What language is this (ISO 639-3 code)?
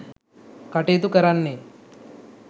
sin